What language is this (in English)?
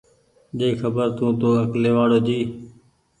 Goaria